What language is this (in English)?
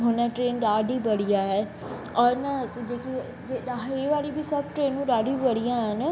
Sindhi